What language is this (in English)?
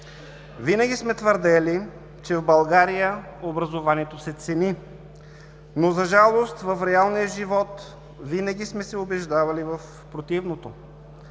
Bulgarian